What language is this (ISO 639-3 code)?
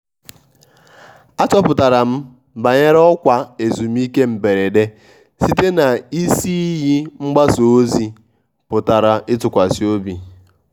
ibo